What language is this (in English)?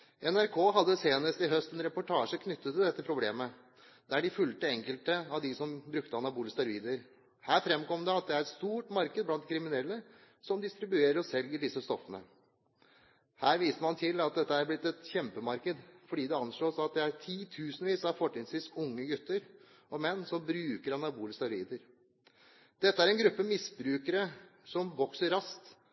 Norwegian Bokmål